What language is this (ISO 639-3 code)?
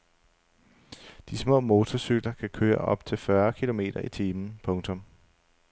dan